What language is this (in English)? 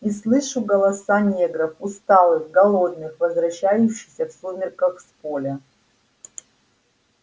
Russian